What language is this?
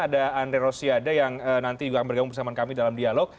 Indonesian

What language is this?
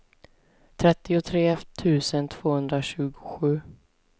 Swedish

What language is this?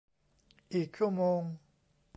Thai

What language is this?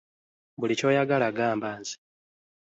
Ganda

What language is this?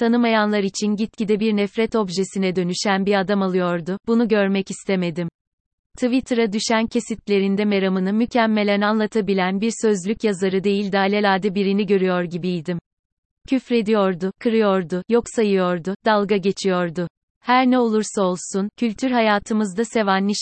Turkish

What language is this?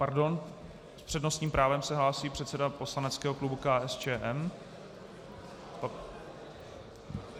Czech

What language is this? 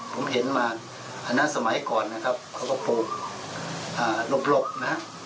Thai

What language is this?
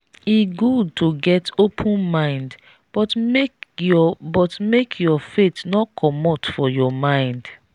Nigerian Pidgin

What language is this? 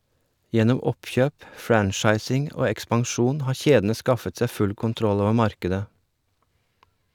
Norwegian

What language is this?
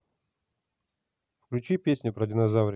Russian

